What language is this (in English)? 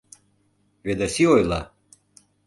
Mari